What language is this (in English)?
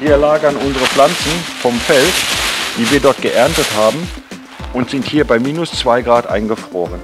German